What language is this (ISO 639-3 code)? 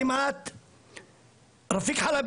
heb